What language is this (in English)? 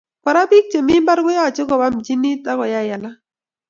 Kalenjin